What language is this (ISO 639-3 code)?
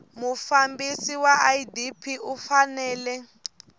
tso